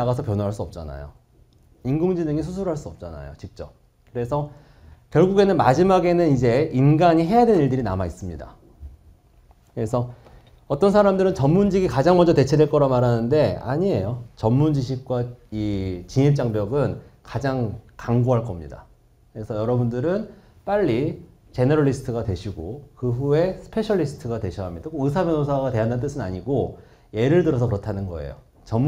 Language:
Korean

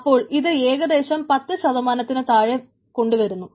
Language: Malayalam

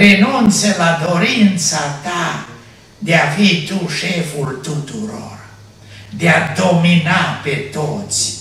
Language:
Romanian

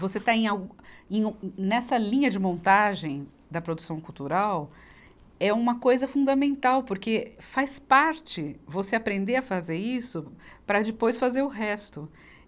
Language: Portuguese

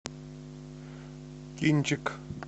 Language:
Russian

